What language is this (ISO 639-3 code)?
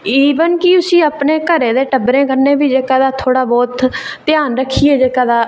doi